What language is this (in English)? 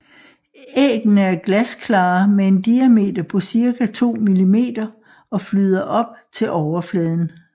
Danish